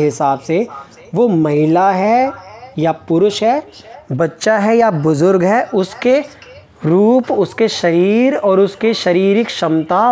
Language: Hindi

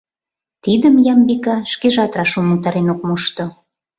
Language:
Mari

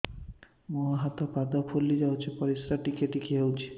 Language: Odia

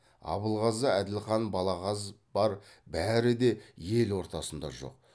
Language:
Kazakh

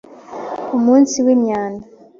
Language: Kinyarwanda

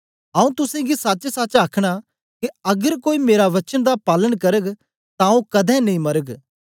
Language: Dogri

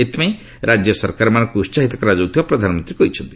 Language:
Odia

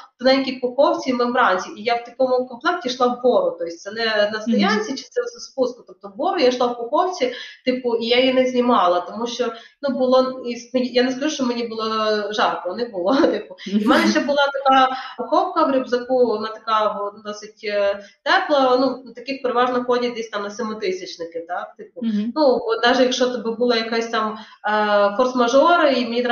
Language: Ukrainian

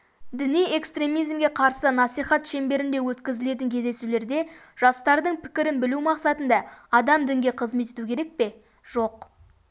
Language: Kazakh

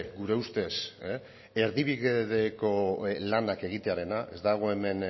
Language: Basque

